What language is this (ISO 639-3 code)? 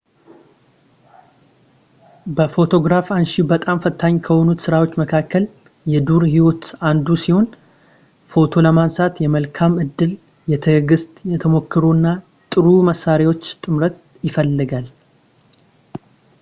amh